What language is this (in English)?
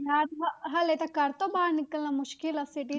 Punjabi